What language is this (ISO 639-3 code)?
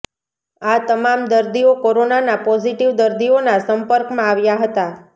guj